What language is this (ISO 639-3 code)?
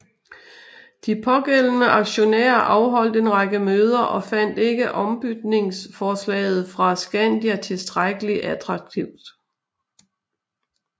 dan